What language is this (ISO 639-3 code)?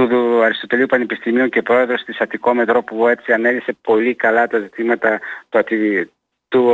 ell